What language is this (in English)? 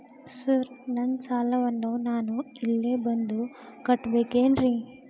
Kannada